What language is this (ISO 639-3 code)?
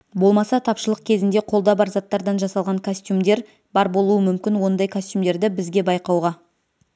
kaz